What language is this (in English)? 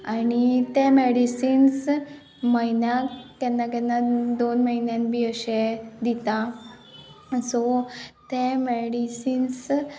Konkani